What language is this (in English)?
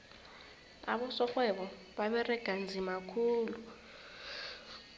South Ndebele